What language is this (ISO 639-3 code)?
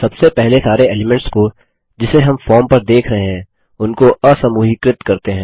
hin